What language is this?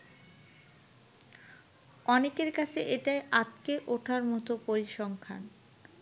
Bangla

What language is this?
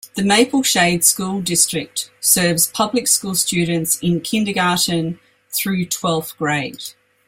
English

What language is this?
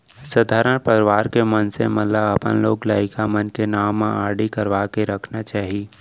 Chhattisgarhi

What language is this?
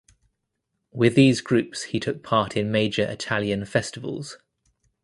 English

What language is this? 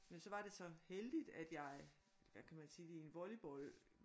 Danish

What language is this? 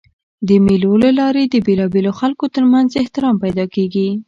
Pashto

